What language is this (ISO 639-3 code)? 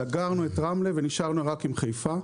heb